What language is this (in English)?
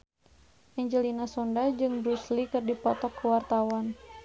Sundanese